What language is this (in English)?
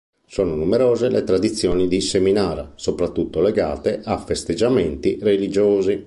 Italian